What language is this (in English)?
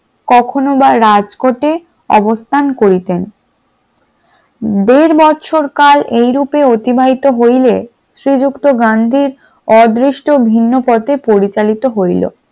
Bangla